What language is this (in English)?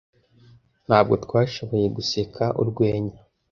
Kinyarwanda